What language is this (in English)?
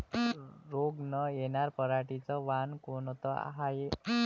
Marathi